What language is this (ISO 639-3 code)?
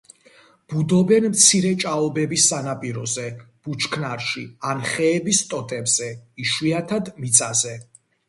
kat